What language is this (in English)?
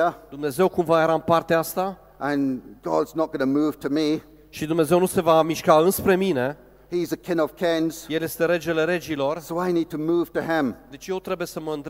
Romanian